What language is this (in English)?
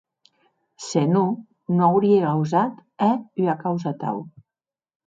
Occitan